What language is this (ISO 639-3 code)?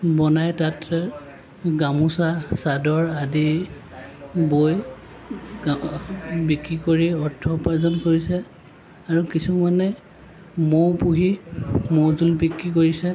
asm